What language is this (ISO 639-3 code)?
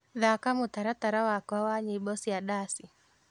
kik